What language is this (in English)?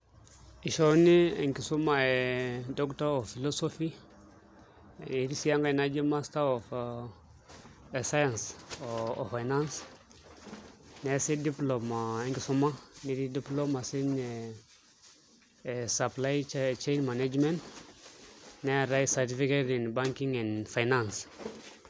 Masai